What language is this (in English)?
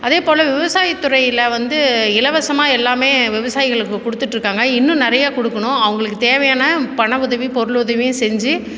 Tamil